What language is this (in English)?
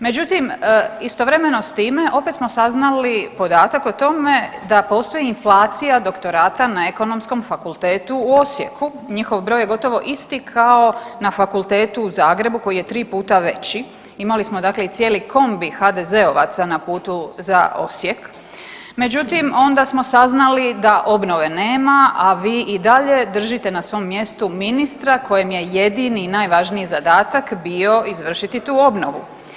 Croatian